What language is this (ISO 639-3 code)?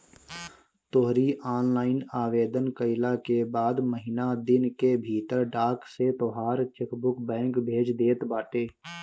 bho